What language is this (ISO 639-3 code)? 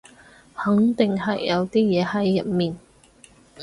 yue